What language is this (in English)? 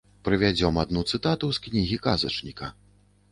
Belarusian